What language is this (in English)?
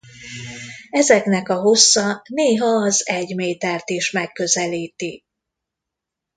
Hungarian